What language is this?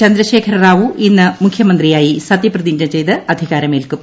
Malayalam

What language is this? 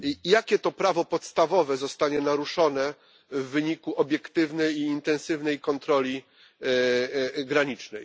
Polish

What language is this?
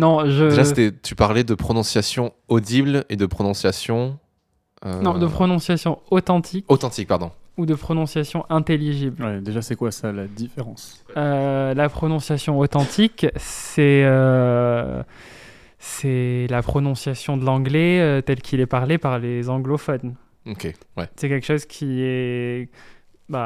French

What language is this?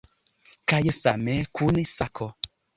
Esperanto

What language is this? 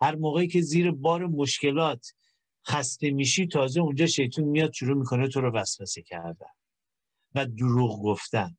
Persian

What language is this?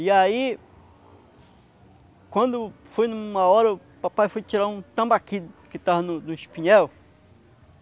Portuguese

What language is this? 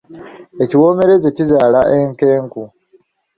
Ganda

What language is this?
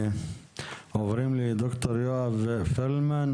Hebrew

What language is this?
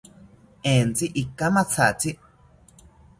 South Ucayali Ashéninka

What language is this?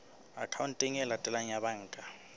Southern Sotho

